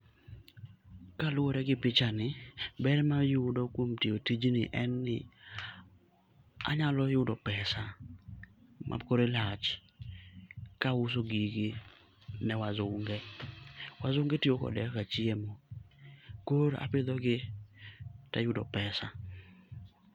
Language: Luo (Kenya and Tanzania)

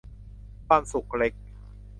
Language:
Thai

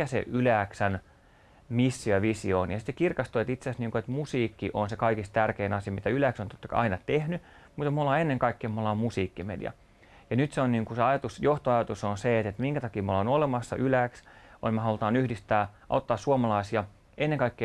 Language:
Finnish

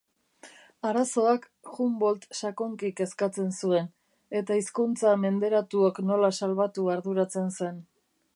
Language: Basque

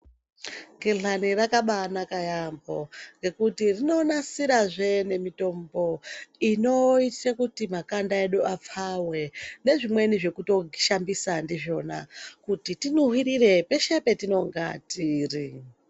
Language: Ndau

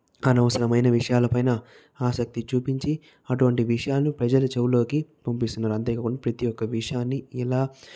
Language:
Telugu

